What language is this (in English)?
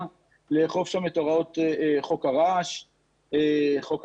Hebrew